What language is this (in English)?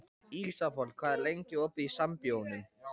Icelandic